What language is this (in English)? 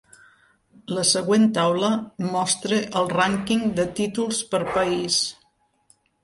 Catalan